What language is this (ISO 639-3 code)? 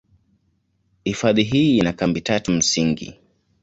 swa